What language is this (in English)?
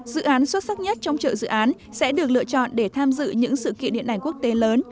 Vietnamese